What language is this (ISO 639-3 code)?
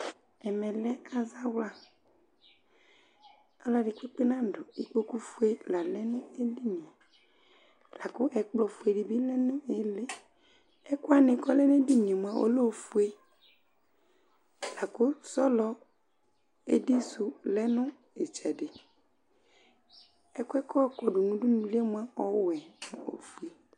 kpo